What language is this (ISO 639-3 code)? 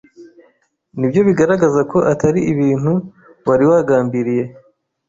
kin